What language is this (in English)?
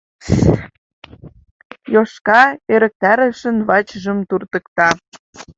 Mari